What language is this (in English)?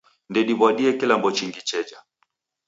Taita